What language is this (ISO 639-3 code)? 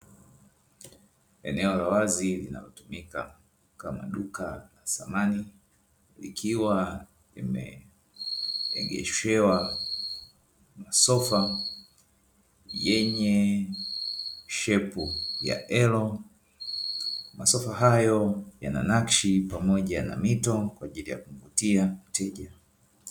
swa